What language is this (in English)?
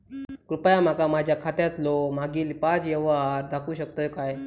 Marathi